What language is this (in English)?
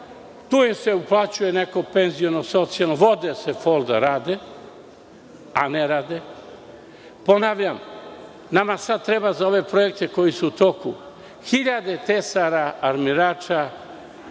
Serbian